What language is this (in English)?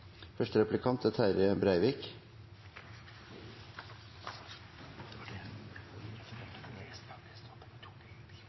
Norwegian Nynorsk